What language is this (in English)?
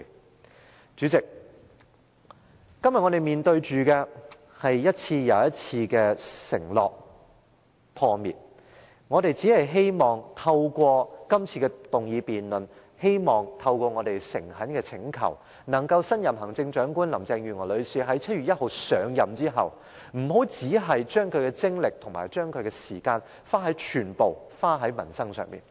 Cantonese